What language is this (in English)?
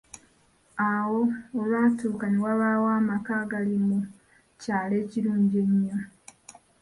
Ganda